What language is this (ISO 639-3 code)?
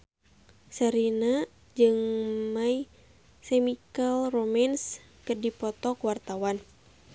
sun